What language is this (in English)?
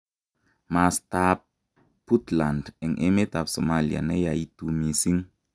Kalenjin